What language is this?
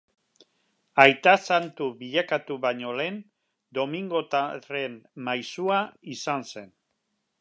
Basque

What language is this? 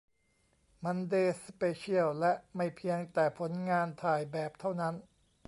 Thai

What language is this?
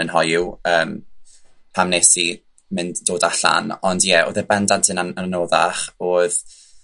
Welsh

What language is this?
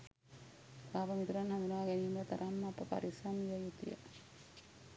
Sinhala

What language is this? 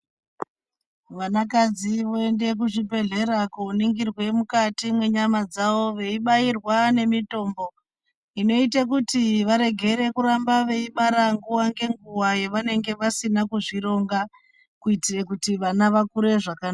Ndau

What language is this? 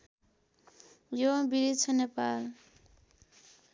Nepali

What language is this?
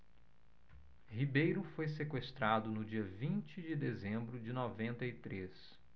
Portuguese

